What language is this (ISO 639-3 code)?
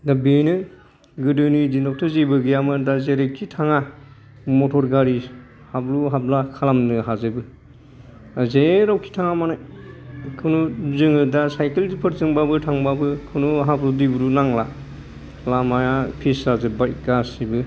brx